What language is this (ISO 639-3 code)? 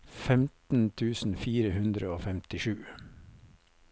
nor